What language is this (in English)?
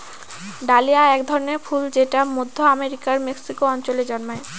Bangla